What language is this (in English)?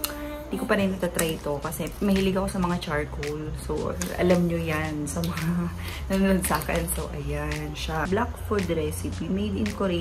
Filipino